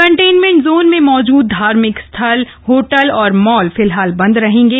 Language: Hindi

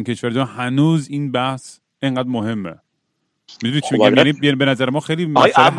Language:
Persian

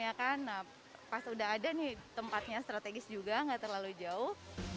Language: Indonesian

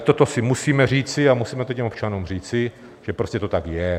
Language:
Czech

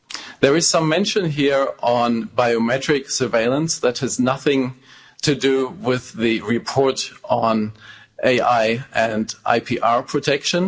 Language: English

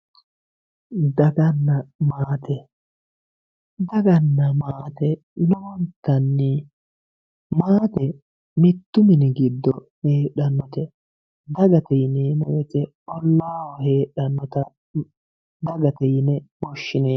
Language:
Sidamo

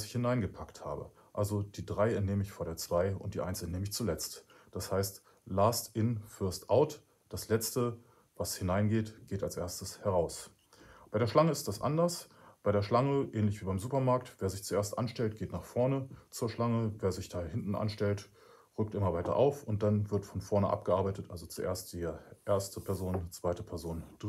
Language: German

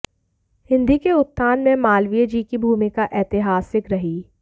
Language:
Hindi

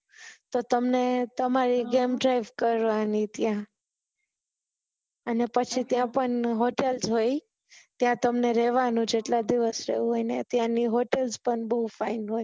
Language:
Gujarati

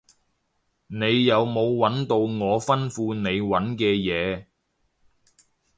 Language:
Cantonese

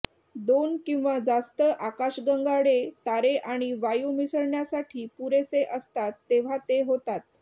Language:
Marathi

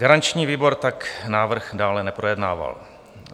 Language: Czech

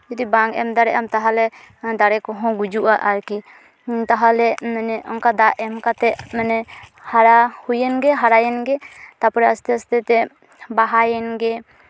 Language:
Santali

